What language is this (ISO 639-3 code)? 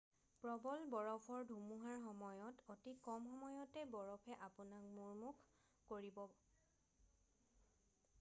asm